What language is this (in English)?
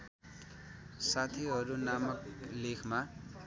Nepali